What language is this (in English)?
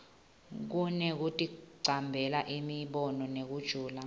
Swati